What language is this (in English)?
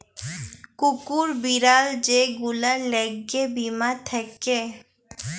Bangla